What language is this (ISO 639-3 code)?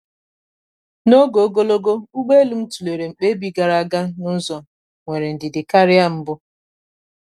ibo